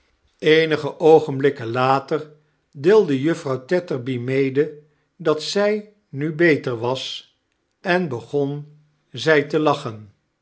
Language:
Dutch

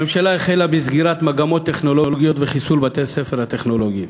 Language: Hebrew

